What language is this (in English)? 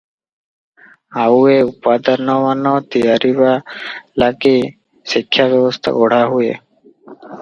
Odia